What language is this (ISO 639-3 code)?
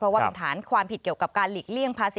tha